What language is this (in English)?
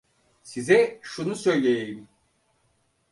Turkish